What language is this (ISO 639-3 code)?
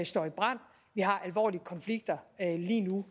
dan